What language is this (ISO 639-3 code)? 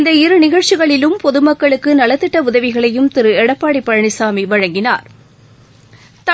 tam